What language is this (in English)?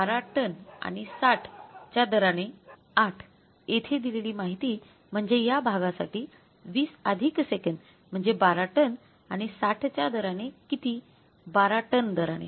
Marathi